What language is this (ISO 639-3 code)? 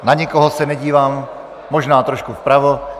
ces